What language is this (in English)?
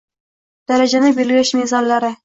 Uzbek